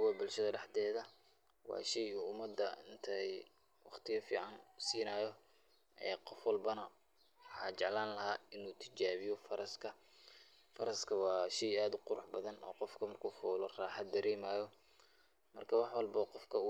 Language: Somali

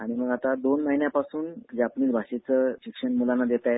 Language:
Marathi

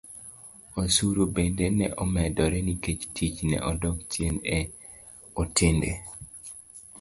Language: Luo (Kenya and Tanzania)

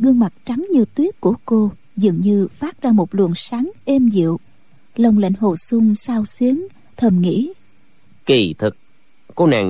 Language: Vietnamese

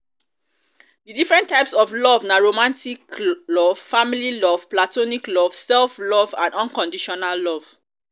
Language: Nigerian Pidgin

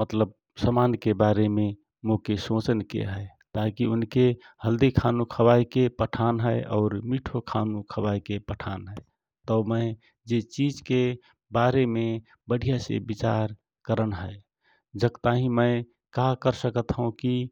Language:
Rana Tharu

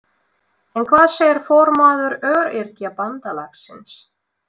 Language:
Icelandic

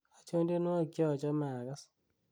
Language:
Kalenjin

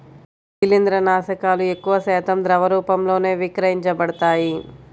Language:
Telugu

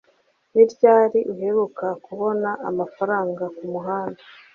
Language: Kinyarwanda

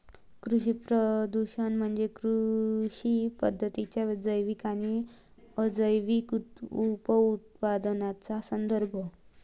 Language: Marathi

